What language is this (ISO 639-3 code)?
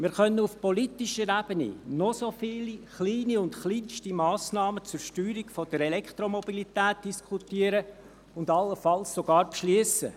gsw